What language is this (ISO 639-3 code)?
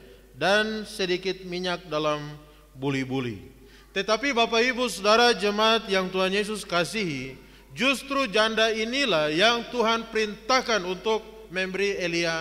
ind